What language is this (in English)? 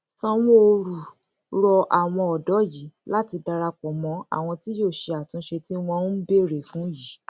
Yoruba